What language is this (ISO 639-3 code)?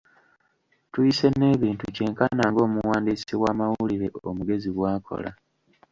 lug